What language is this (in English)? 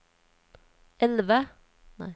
Norwegian